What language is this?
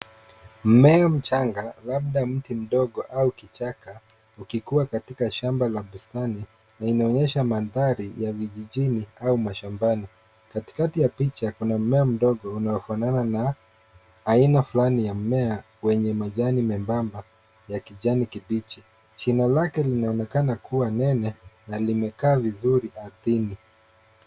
Swahili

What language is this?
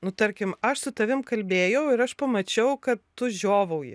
Lithuanian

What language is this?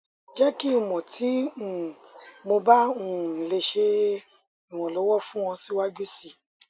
Yoruba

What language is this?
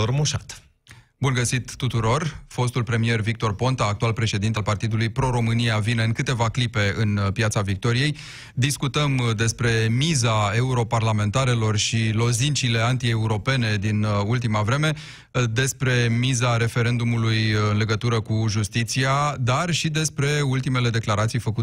Romanian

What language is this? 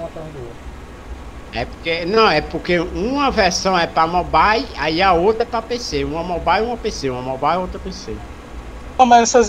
Portuguese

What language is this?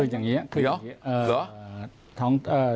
Thai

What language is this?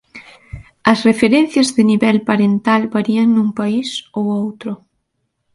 Galician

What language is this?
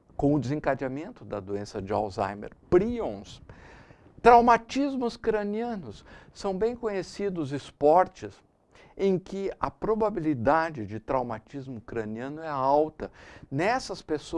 Portuguese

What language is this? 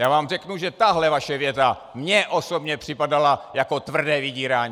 Czech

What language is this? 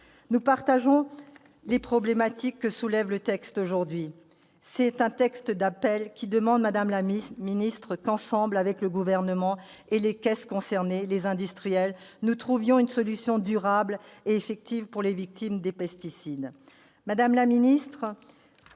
French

